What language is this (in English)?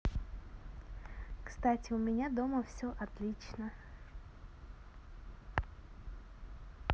Russian